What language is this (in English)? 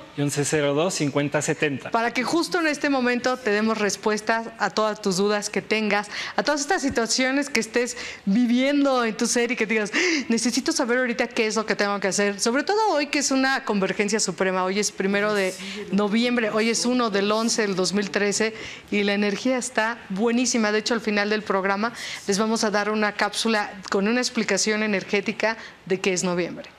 Spanish